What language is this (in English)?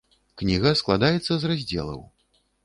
Belarusian